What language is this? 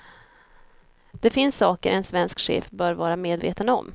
Swedish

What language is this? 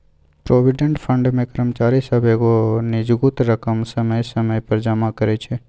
Maithili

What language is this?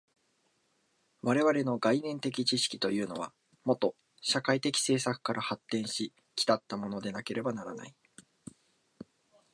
Japanese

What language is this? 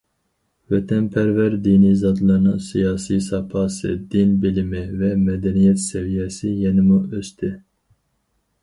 Uyghur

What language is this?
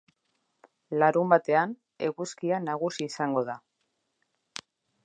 Basque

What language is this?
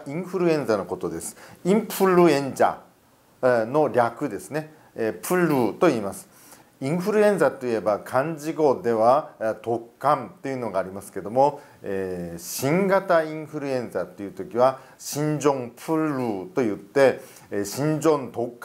Japanese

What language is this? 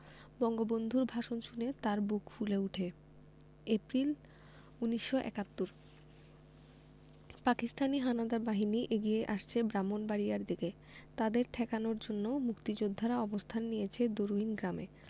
Bangla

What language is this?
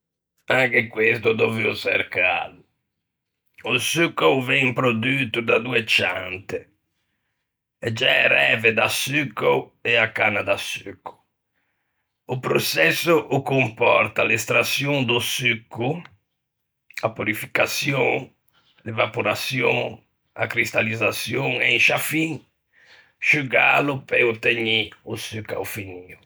Ligurian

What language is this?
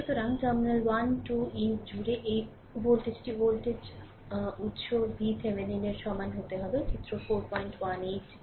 Bangla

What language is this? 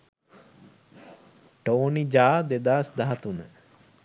Sinhala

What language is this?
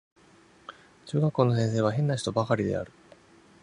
Japanese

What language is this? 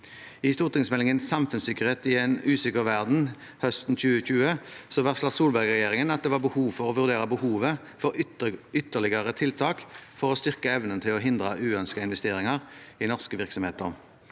Norwegian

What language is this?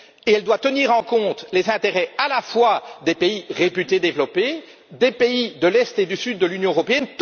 French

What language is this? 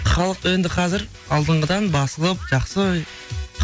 Kazakh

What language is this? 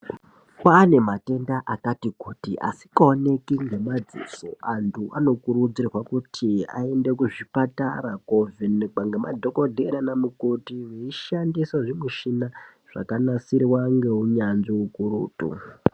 Ndau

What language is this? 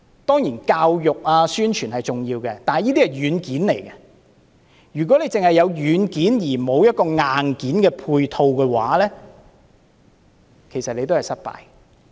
Cantonese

